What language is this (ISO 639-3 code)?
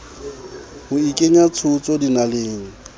sot